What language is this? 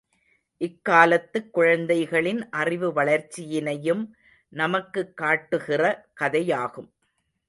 Tamil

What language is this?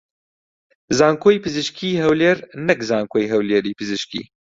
Central Kurdish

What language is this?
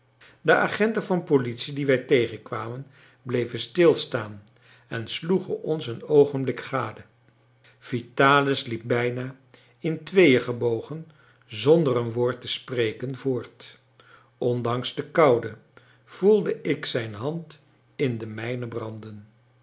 Dutch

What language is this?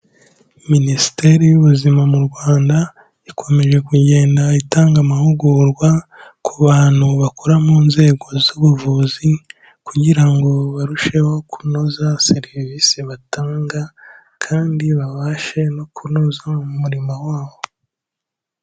Kinyarwanda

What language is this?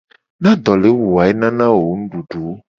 Gen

